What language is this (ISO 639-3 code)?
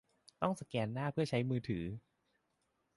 tha